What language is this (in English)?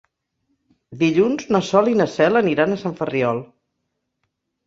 Catalan